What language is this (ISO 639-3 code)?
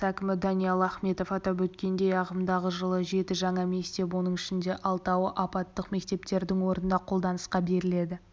kaz